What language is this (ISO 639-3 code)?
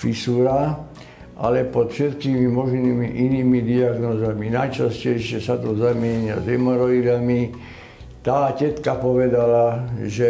ces